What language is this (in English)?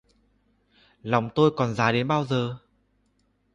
Vietnamese